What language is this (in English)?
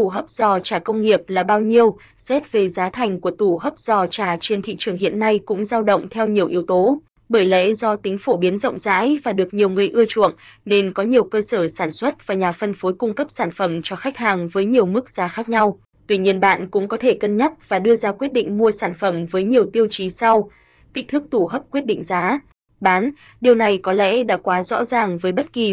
Vietnamese